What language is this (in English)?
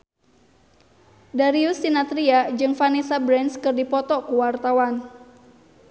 Sundanese